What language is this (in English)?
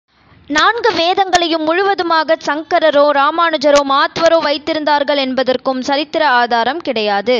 Tamil